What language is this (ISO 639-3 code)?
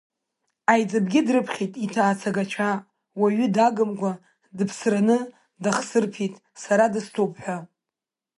abk